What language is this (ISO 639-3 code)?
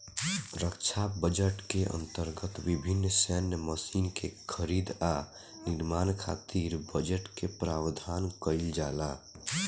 bho